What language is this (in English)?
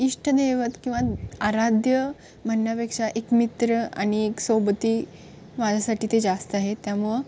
Marathi